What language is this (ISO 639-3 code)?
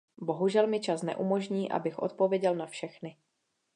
ces